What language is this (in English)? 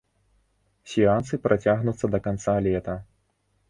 Belarusian